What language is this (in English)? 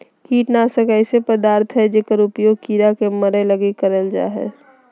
Magahi